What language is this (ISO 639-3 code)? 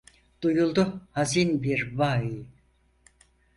tur